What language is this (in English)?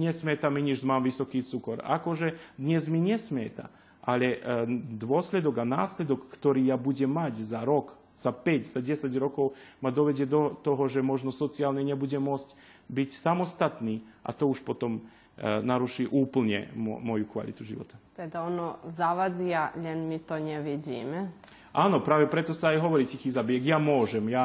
Slovak